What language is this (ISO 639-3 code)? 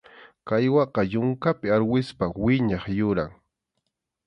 qxu